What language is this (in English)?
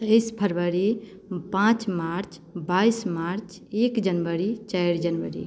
Maithili